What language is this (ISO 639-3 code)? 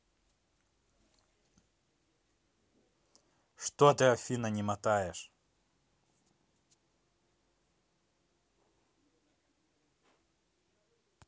rus